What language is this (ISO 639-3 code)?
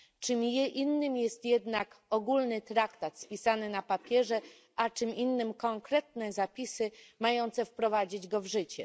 pol